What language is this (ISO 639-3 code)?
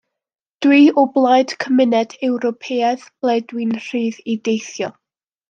cym